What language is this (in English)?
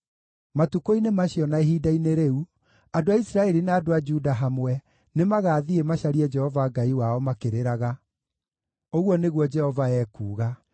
Kikuyu